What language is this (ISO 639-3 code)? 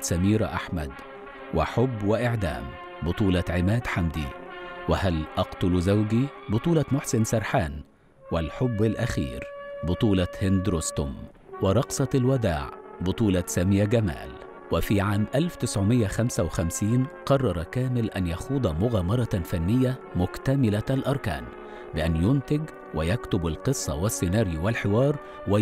ara